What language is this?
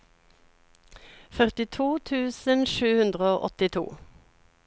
Norwegian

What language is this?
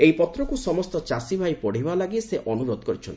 Odia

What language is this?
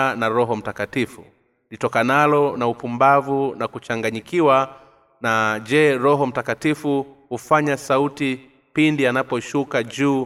Swahili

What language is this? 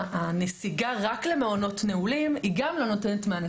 Hebrew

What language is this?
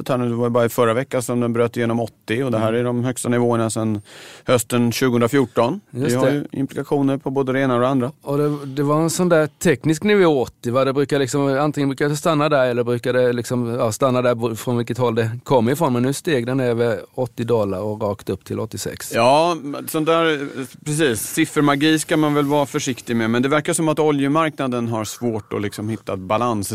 Swedish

